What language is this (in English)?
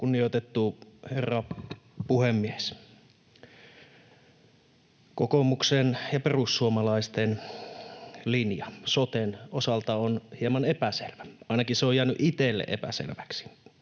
Finnish